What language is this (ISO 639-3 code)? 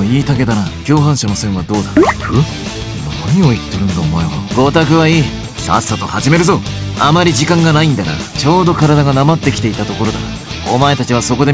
jpn